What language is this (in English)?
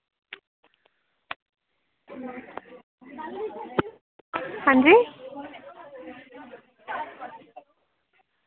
Dogri